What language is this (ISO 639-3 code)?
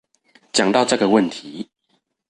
zho